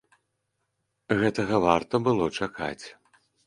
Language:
Belarusian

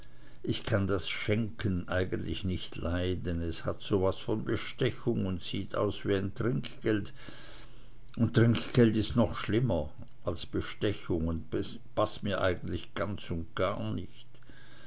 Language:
German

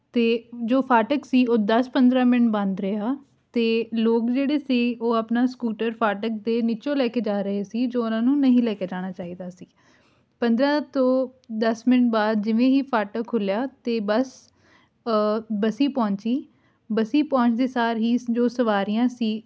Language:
Punjabi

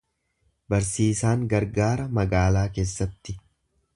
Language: Oromo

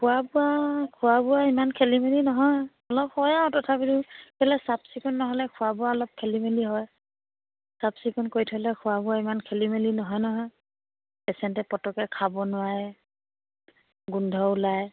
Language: Assamese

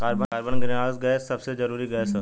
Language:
Bhojpuri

